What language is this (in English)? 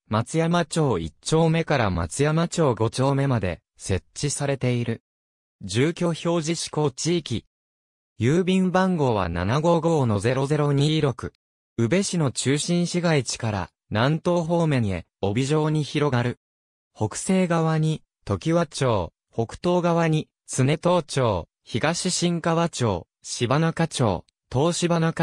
Japanese